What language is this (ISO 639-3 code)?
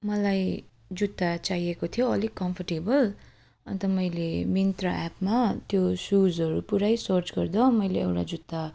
nep